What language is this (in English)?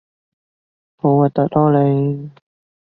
Cantonese